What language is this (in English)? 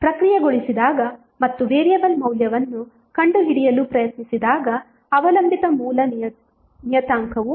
Kannada